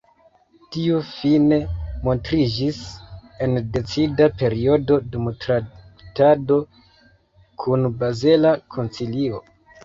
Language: Esperanto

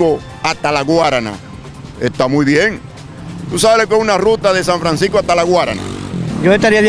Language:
Spanish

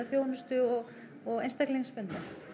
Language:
Icelandic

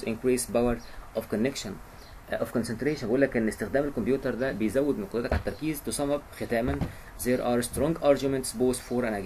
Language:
Arabic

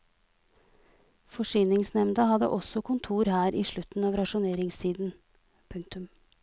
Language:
Norwegian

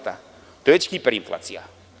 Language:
Serbian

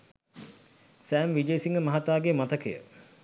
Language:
Sinhala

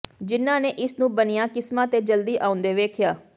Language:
Punjabi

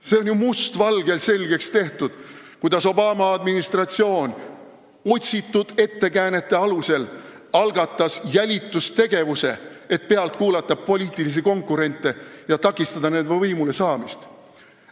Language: Estonian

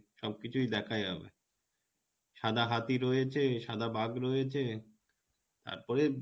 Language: Bangla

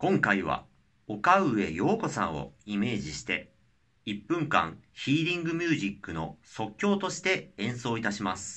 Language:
Japanese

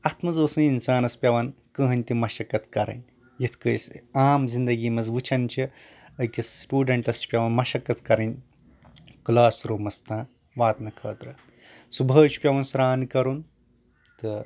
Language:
Kashmiri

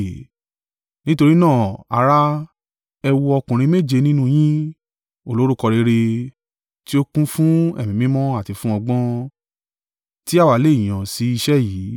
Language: Yoruba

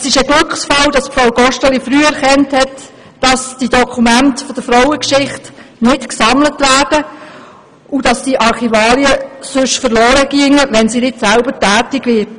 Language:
Swiss German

